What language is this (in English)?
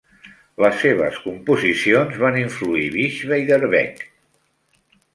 Catalan